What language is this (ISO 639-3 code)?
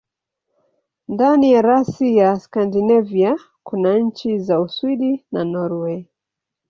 swa